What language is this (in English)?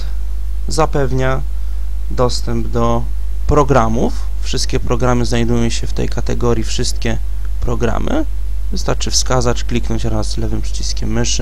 Polish